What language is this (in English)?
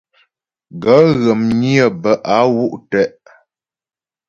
Ghomala